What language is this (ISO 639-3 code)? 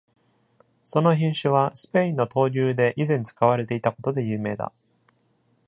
jpn